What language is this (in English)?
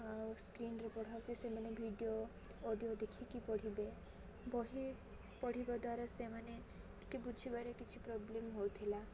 Odia